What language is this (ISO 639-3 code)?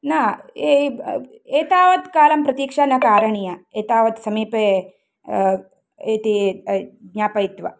san